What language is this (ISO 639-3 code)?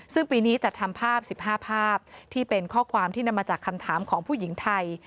tha